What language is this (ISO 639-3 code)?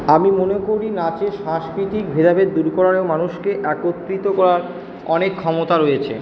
ben